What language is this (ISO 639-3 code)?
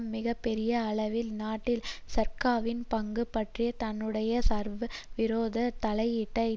tam